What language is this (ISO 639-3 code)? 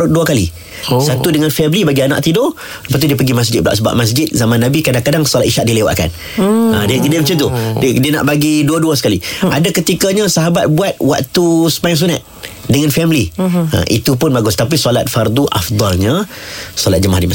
msa